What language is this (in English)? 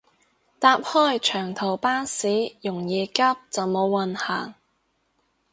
Cantonese